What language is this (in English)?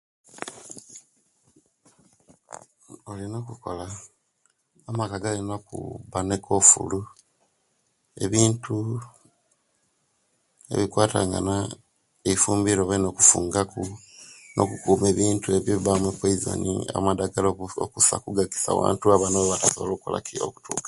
Kenyi